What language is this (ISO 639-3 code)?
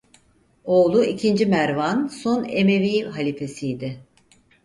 tur